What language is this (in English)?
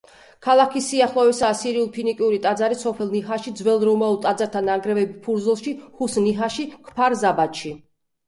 Georgian